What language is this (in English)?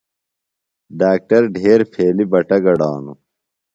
Phalura